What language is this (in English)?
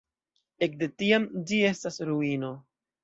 Esperanto